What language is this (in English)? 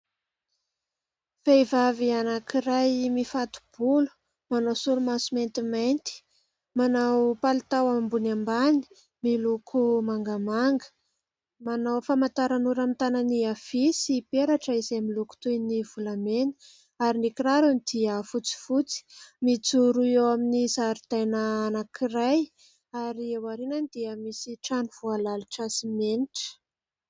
Malagasy